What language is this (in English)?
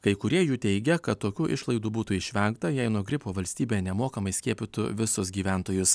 Lithuanian